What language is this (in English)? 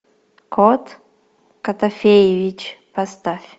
Russian